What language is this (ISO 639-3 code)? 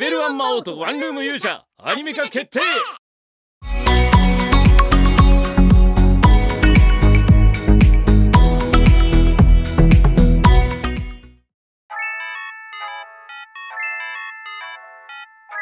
jpn